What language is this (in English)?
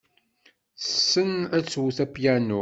Kabyle